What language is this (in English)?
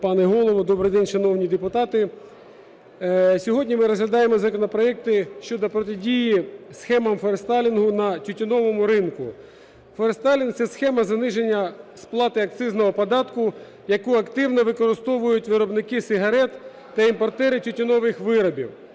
Ukrainian